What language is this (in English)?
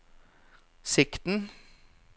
Norwegian